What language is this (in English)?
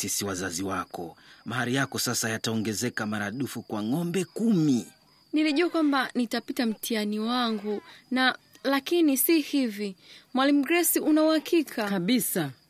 Swahili